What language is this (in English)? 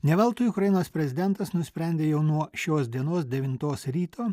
Lithuanian